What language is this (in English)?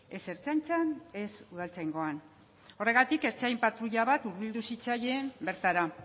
Basque